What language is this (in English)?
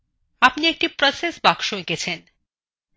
Bangla